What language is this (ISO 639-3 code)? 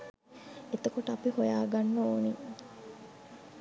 sin